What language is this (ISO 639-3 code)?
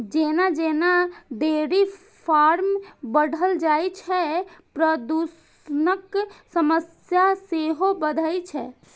mai